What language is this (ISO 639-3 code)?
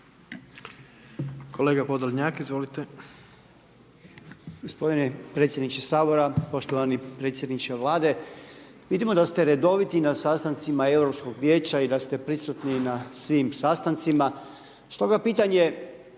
hrv